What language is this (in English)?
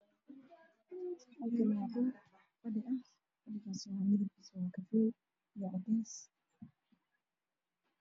Somali